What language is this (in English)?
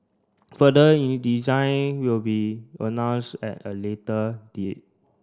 English